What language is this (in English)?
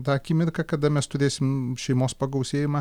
Lithuanian